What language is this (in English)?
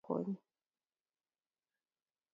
Kalenjin